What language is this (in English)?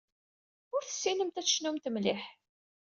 Kabyle